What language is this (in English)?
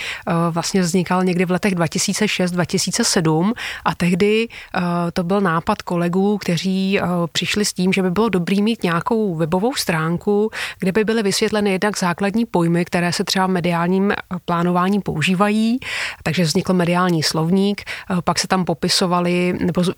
Czech